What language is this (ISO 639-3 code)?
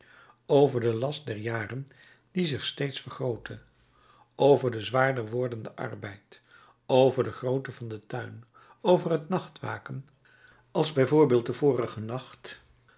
nld